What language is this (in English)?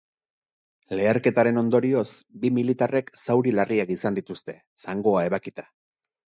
Basque